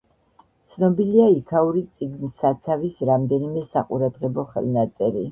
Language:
Georgian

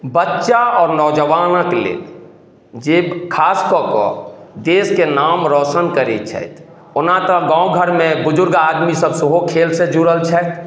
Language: Maithili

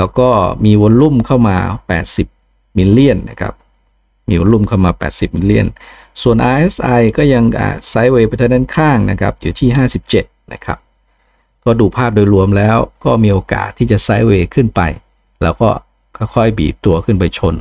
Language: Thai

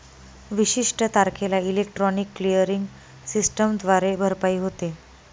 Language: Marathi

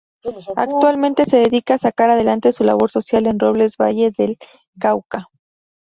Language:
Spanish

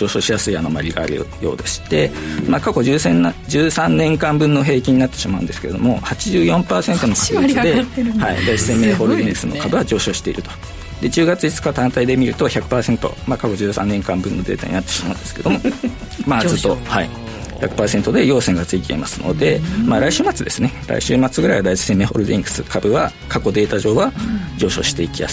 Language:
Japanese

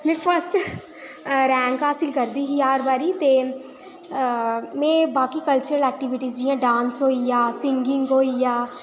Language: Dogri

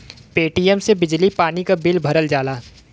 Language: Bhojpuri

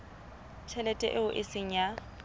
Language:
Southern Sotho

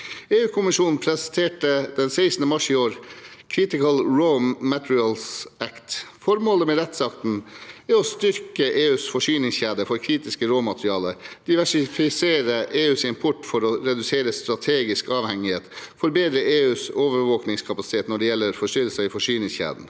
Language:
Norwegian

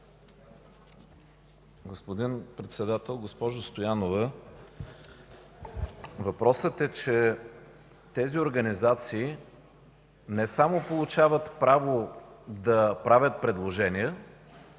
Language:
Bulgarian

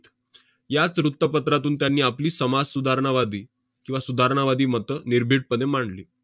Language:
Marathi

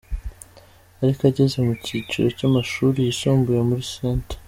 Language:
Kinyarwanda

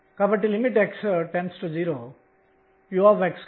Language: Telugu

